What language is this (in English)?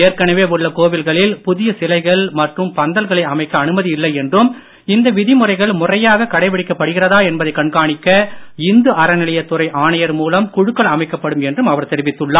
Tamil